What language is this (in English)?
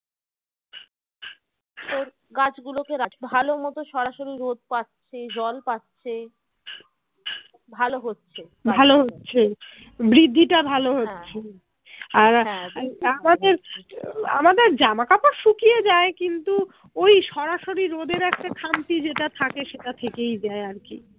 Bangla